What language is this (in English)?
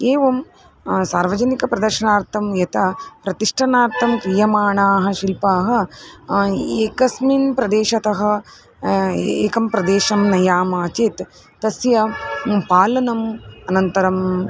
Sanskrit